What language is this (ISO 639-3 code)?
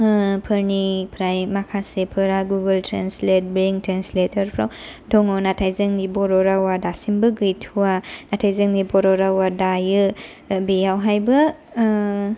brx